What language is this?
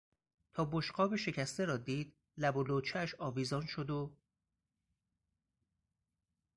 Persian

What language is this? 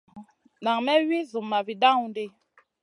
Masana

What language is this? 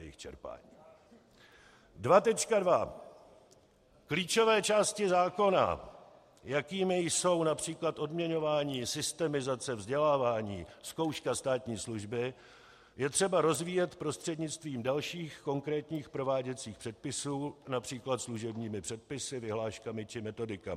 Czech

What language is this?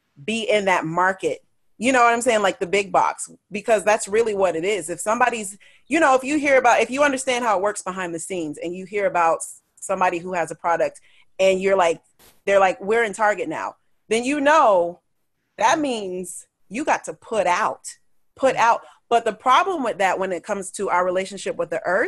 English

